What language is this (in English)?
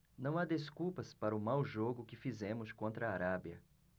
Portuguese